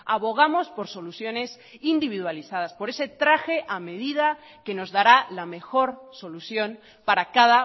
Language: Spanish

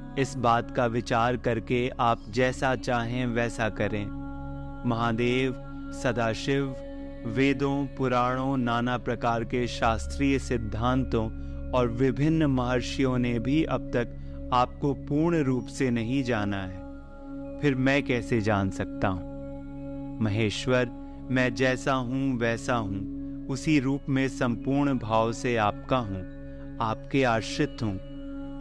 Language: Hindi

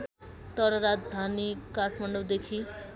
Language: Nepali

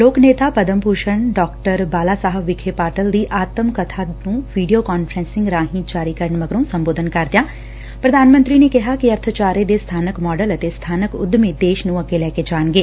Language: Punjabi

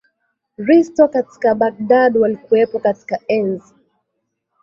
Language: Swahili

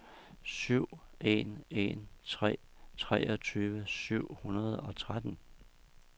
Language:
Danish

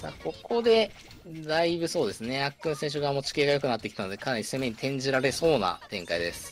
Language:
Japanese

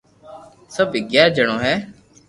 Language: Loarki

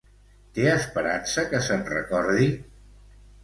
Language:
Catalan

